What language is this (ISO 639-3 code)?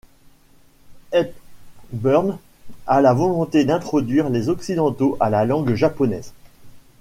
fra